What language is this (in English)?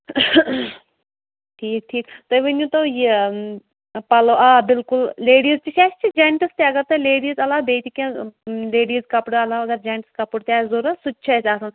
Kashmiri